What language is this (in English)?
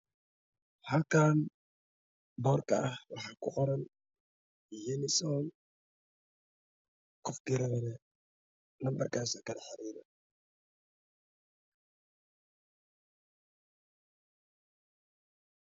Somali